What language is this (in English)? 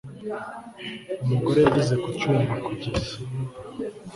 Kinyarwanda